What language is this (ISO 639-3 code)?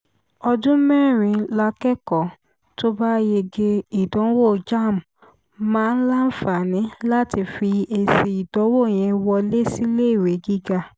yor